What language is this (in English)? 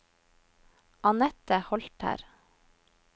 Norwegian